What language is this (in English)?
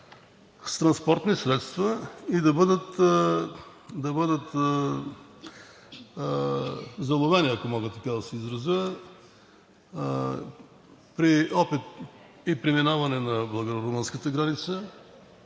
Bulgarian